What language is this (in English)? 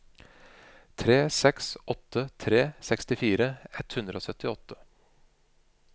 Norwegian